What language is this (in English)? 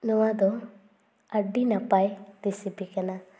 Santali